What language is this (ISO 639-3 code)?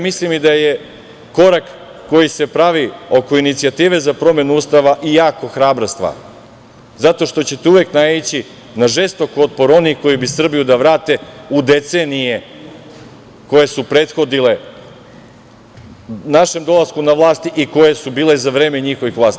srp